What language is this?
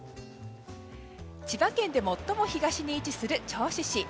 Japanese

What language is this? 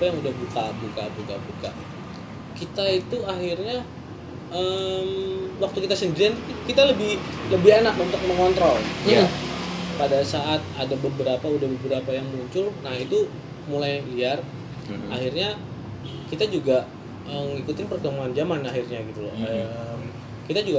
Indonesian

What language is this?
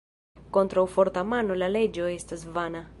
Esperanto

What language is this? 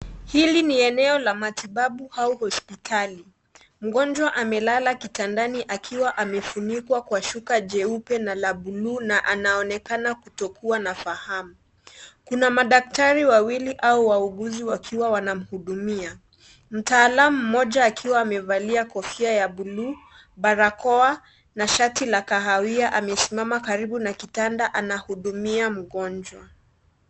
Swahili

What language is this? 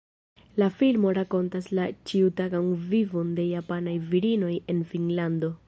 Esperanto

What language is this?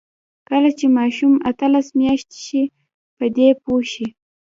Pashto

